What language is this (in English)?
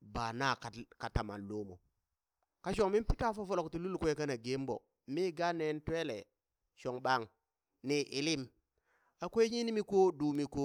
Burak